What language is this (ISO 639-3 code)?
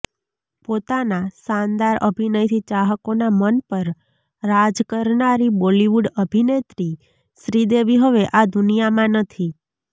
guj